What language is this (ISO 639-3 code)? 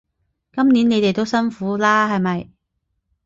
yue